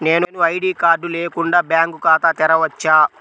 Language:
Telugu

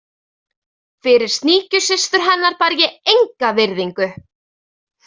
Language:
Icelandic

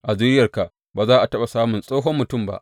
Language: Hausa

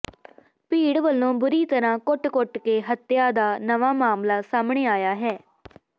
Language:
Punjabi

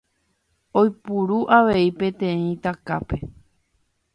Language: Guarani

